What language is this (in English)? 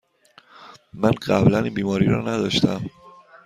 Persian